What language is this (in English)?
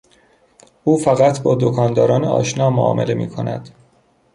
Persian